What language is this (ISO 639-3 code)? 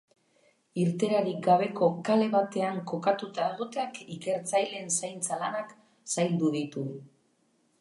eus